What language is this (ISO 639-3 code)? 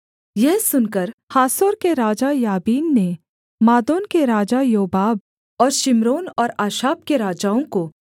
hin